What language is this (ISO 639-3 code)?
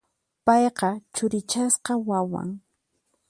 qxp